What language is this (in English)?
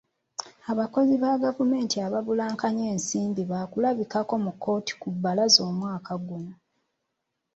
Ganda